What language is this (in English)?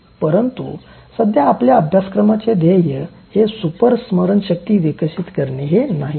Marathi